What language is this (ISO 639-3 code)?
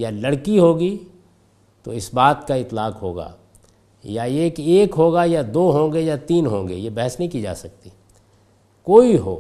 urd